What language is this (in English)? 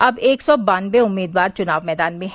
Hindi